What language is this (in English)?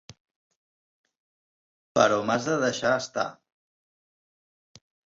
Catalan